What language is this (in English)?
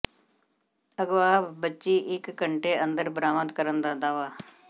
Punjabi